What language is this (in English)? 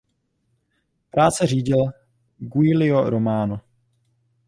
Czech